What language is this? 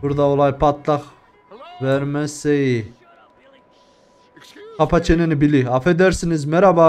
Turkish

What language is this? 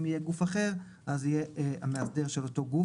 Hebrew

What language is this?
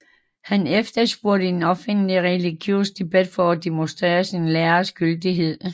Danish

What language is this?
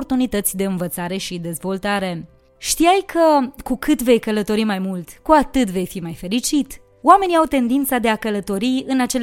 Romanian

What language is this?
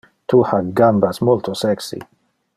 Interlingua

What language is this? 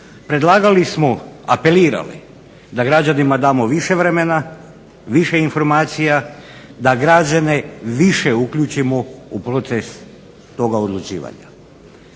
Croatian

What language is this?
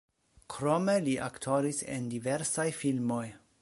Esperanto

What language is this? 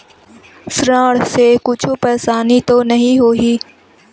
Chhattisgarhi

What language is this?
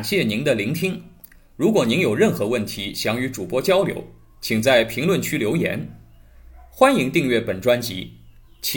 Chinese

